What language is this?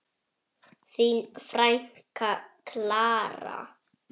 Icelandic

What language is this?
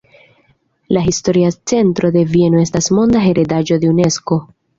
Esperanto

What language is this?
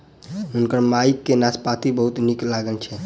Maithili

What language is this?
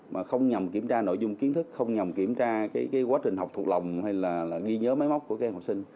Vietnamese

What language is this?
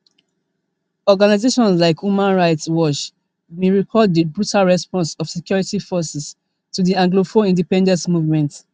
Nigerian Pidgin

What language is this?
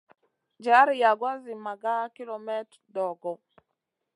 Masana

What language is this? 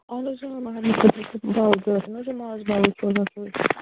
Kashmiri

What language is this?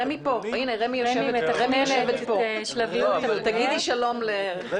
Hebrew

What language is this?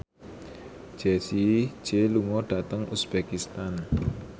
Javanese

